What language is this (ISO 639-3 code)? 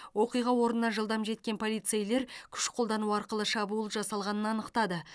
kaz